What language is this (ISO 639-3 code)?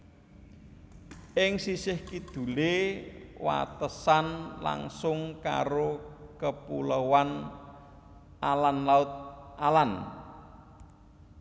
jav